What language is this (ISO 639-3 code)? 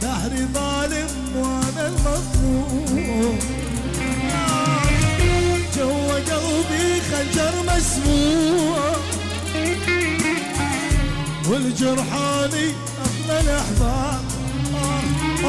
ara